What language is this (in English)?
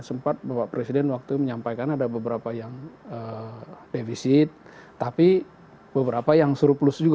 Indonesian